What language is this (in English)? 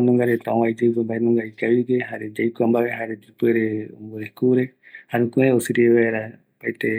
Eastern Bolivian Guaraní